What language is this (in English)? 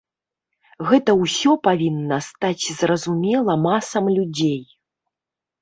Belarusian